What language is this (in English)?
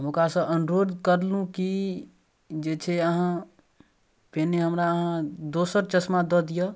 Maithili